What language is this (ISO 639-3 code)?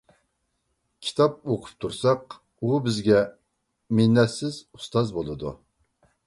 uig